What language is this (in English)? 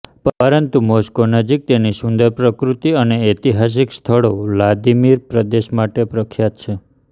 Gujarati